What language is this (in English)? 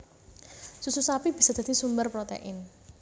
Javanese